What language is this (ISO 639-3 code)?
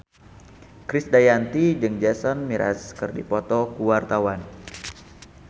sun